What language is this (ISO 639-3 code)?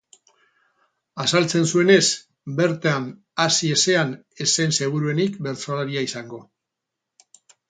eus